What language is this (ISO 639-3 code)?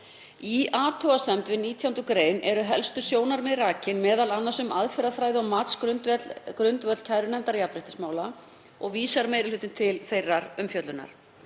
isl